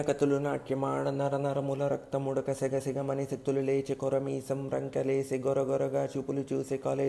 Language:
Telugu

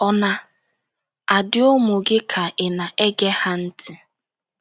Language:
Igbo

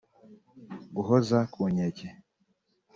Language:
Kinyarwanda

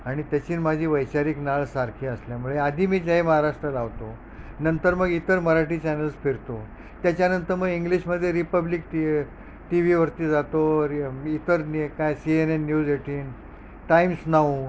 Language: Marathi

